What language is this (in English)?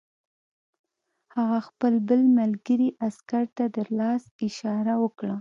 Pashto